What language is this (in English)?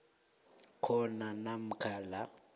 South Ndebele